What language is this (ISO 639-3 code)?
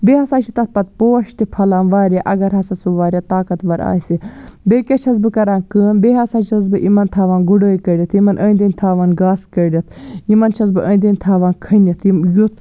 kas